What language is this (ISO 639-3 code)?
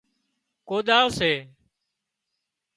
kxp